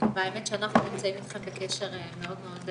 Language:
Hebrew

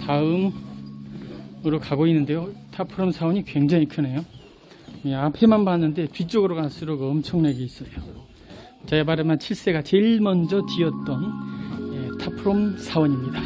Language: Korean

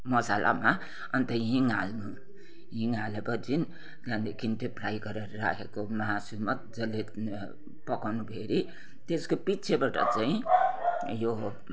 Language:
Nepali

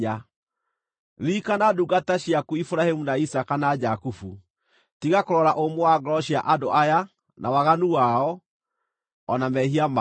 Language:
Kikuyu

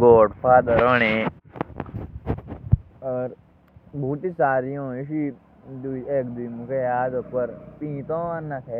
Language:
Jaunsari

